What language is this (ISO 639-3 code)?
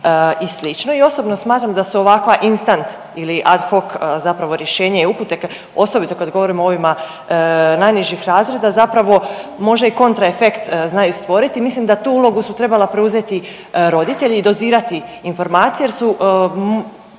hrv